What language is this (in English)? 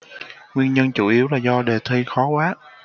Vietnamese